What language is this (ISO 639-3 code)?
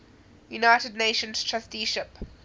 eng